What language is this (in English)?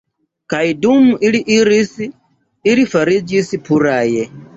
Esperanto